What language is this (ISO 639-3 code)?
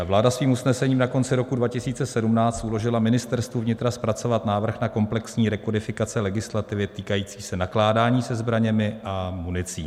ces